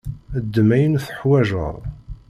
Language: Kabyle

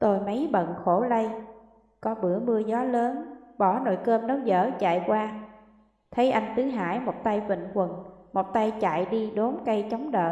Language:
Vietnamese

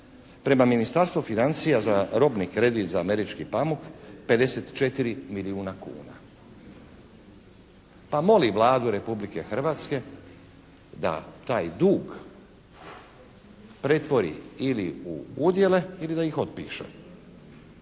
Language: Croatian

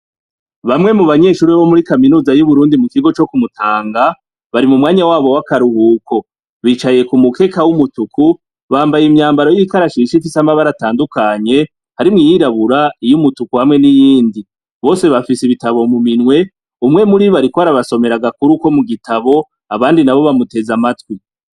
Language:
Rundi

